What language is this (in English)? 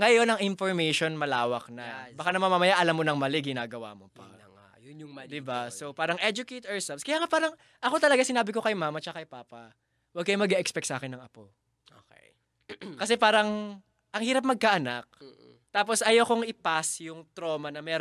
Filipino